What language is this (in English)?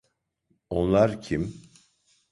Turkish